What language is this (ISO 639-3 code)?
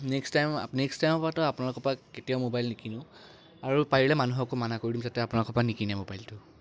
asm